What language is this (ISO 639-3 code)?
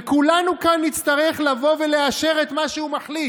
heb